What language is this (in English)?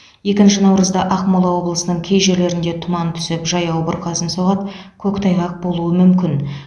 Kazakh